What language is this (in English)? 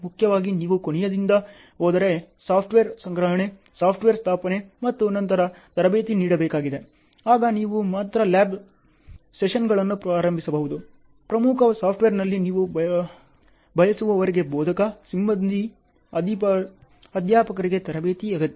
Kannada